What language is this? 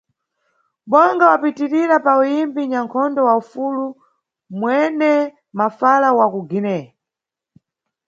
Nyungwe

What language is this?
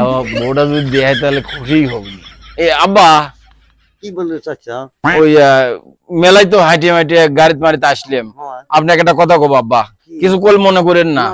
Bangla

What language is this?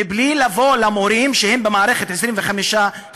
Hebrew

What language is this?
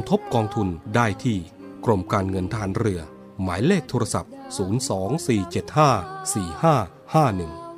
Thai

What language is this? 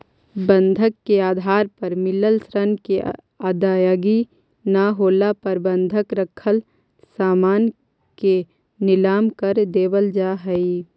Magahi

